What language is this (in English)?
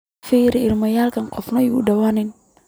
Somali